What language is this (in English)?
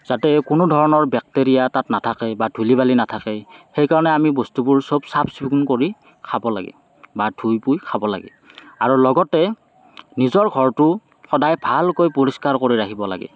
Assamese